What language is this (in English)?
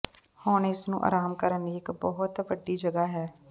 Punjabi